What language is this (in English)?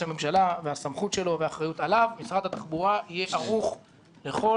Hebrew